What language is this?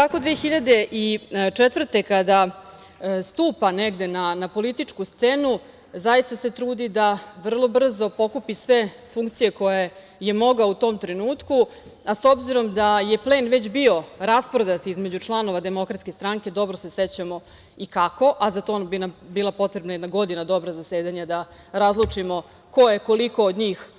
Serbian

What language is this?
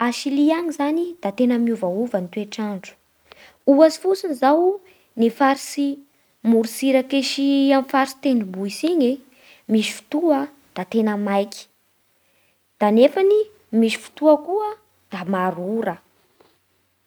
Bara Malagasy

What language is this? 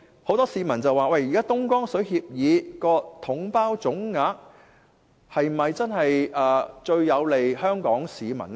Cantonese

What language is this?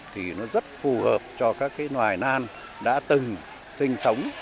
Vietnamese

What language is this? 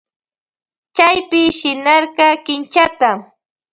Loja Highland Quichua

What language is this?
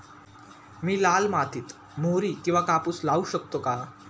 Marathi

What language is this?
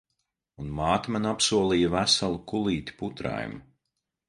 Latvian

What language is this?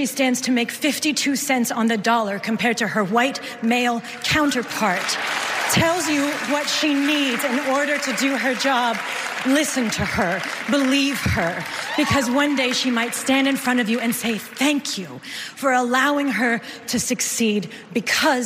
Swedish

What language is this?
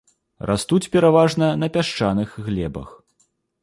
Belarusian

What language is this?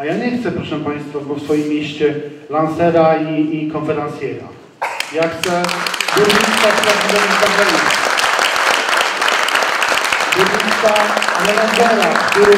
Polish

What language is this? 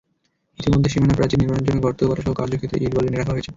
Bangla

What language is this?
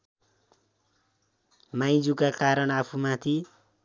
Nepali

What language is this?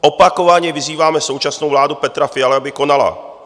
Czech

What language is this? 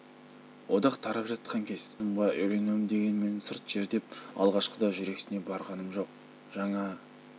Kazakh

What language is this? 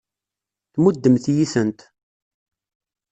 Kabyle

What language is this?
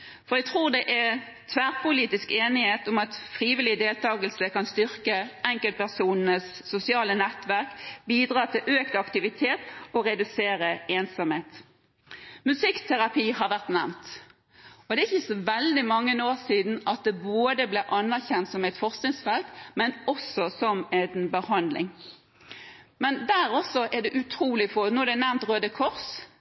Norwegian Nynorsk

